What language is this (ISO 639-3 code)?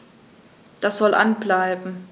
deu